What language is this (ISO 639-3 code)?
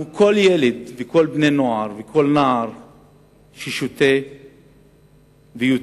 heb